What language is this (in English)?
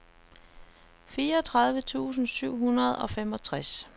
Danish